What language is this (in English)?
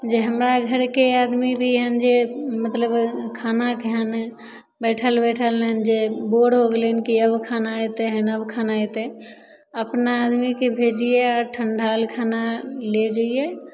Maithili